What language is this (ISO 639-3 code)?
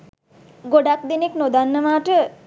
sin